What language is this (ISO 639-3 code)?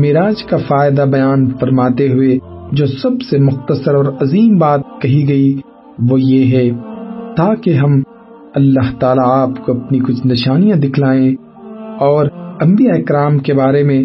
urd